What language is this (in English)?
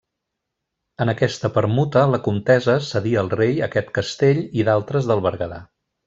Catalan